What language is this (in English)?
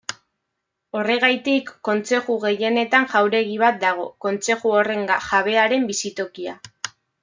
Basque